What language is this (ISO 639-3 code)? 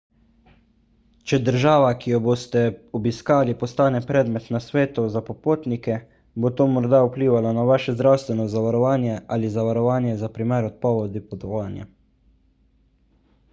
slv